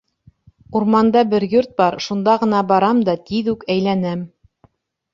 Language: Bashkir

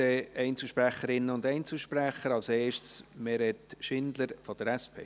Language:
Swiss German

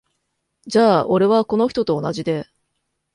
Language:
Japanese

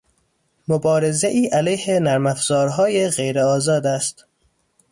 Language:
Persian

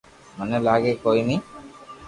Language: Loarki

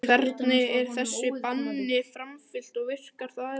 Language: Icelandic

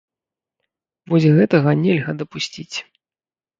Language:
Belarusian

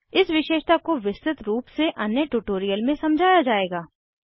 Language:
Hindi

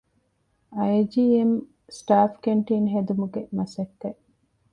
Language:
Divehi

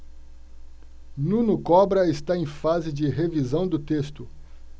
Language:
Portuguese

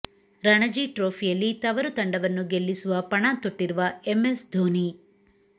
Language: Kannada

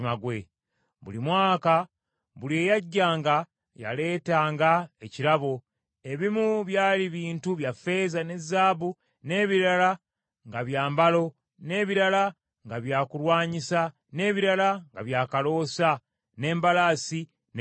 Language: Ganda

